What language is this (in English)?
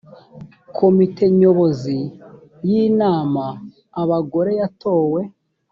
Kinyarwanda